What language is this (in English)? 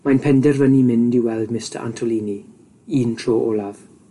Welsh